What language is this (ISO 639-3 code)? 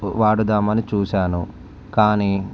tel